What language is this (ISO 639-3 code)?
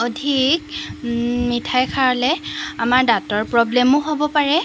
asm